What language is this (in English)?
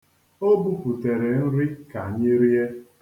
Igbo